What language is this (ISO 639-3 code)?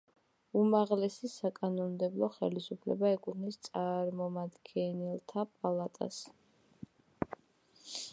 kat